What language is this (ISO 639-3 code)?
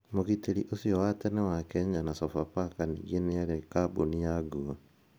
kik